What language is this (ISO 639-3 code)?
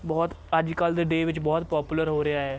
pan